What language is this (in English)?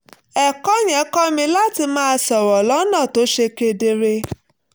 Yoruba